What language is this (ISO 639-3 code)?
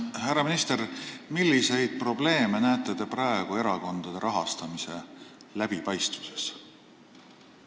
est